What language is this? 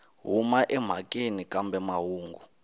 Tsonga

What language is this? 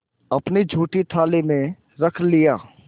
Hindi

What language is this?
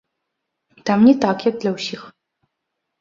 Belarusian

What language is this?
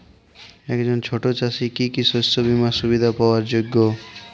Bangla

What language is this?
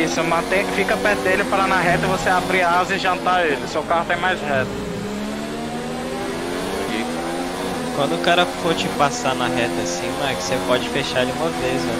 Portuguese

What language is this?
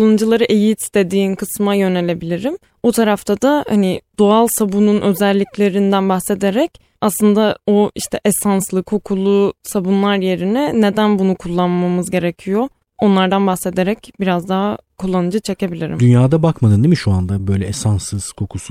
Turkish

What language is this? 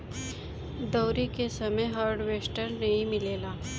Bhojpuri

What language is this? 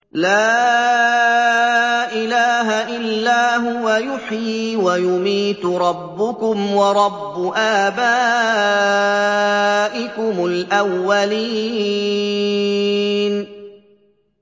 Arabic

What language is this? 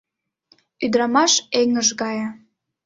Mari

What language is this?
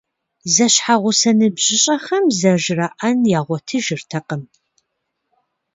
Kabardian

